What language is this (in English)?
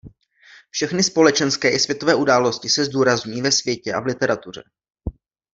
Czech